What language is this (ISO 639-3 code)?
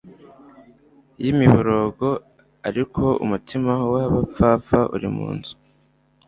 kin